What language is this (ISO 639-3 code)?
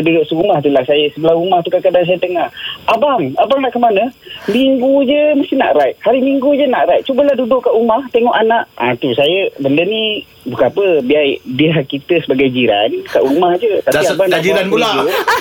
msa